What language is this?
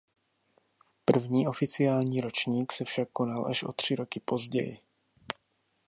Czech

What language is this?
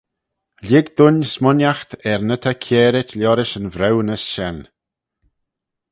Manx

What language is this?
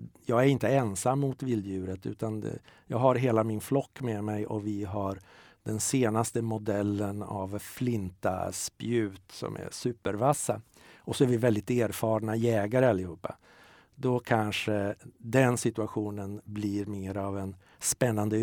Swedish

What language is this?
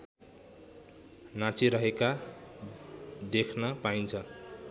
Nepali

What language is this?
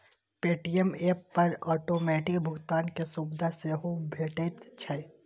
Maithili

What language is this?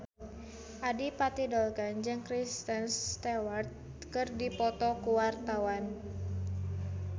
Sundanese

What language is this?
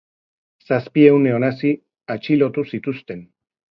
Basque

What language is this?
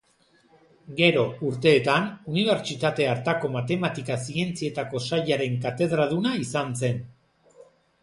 Basque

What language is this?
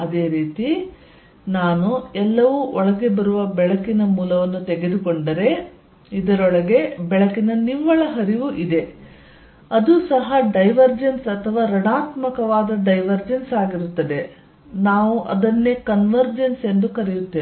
Kannada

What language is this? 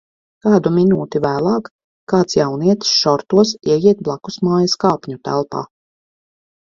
Latvian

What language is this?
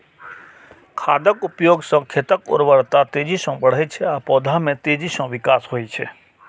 Maithili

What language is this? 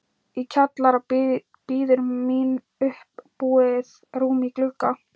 Icelandic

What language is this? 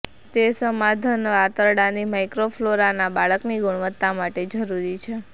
Gujarati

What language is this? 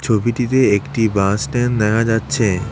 Bangla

